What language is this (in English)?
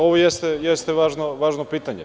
Serbian